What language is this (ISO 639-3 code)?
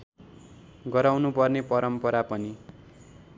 nep